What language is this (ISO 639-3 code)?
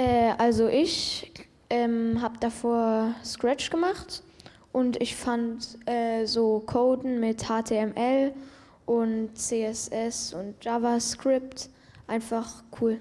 deu